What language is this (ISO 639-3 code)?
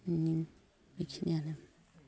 brx